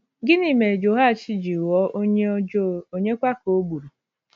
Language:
Igbo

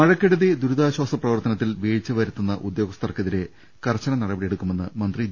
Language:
Malayalam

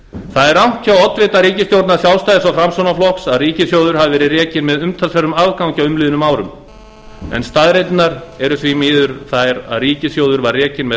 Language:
Icelandic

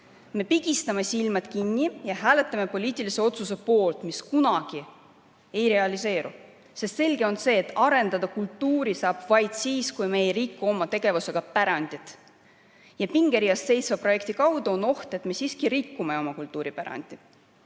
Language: Estonian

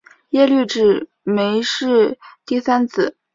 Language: Chinese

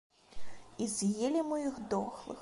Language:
Belarusian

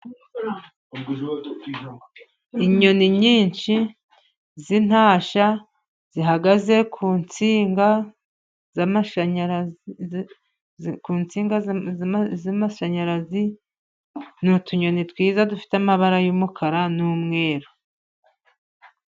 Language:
Kinyarwanda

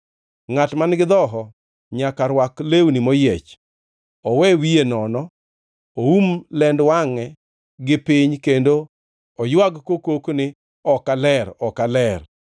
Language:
Luo (Kenya and Tanzania)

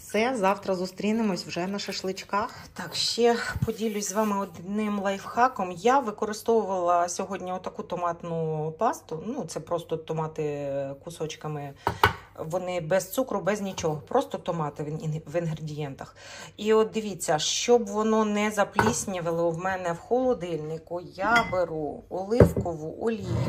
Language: Ukrainian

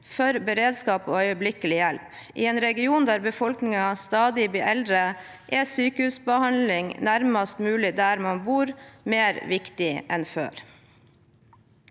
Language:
Norwegian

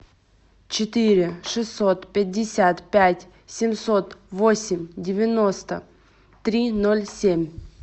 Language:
Russian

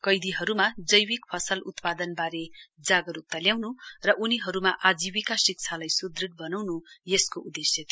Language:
Nepali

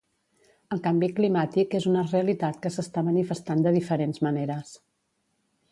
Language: Catalan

